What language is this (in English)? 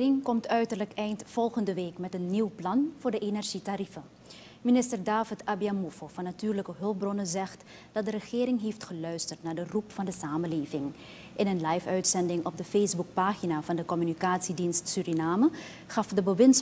Dutch